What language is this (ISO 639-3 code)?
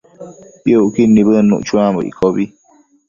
mcf